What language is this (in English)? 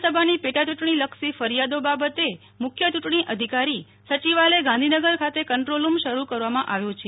Gujarati